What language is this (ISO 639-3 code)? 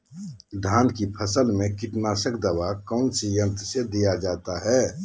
mag